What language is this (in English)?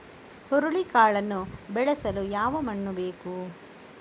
Kannada